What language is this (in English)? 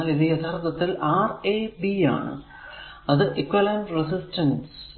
Malayalam